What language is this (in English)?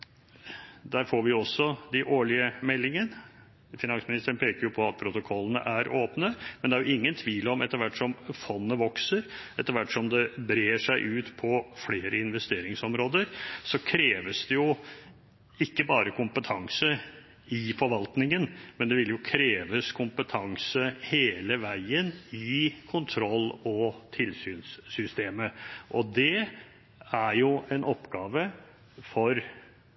Norwegian Bokmål